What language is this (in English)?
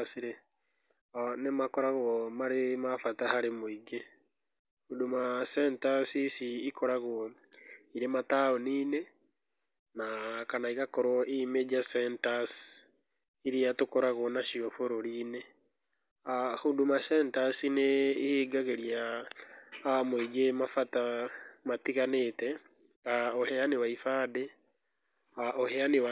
Kikuyu